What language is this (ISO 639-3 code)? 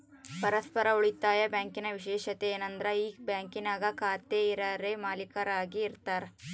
kan